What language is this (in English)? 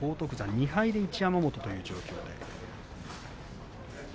Japanese